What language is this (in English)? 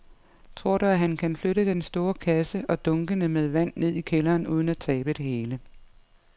Danish